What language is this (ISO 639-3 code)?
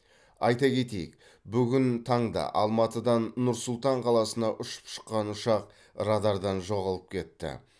kaz